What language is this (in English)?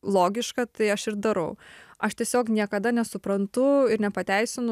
Lithuanian